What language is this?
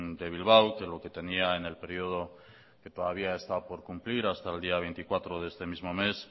Spanish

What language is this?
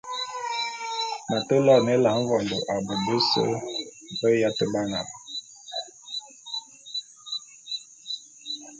Bulu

